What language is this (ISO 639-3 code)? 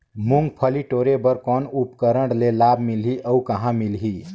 hne